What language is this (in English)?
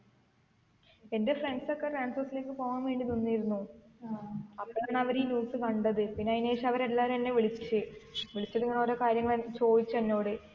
Malayalam